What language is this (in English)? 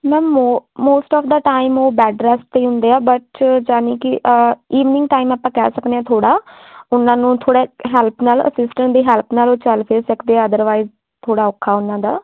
Punjabi